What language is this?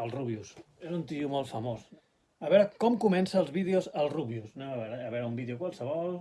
Catalan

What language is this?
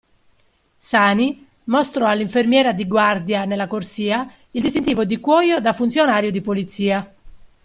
Italian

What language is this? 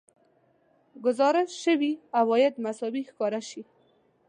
Pashto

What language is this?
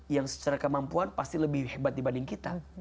Indonesian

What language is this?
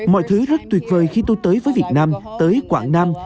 Vietnamese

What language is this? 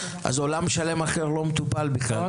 Hebrew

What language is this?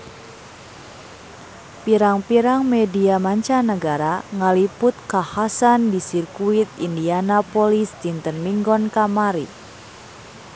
Sundanese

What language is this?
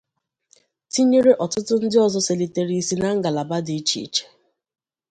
Igbo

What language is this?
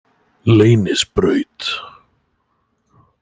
Icelandic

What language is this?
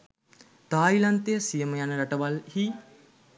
Sinhala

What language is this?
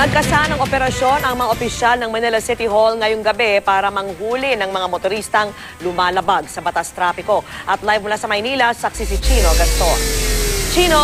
Filipino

